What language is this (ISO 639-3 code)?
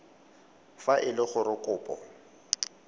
tsn